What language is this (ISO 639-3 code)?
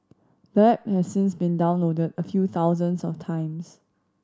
eng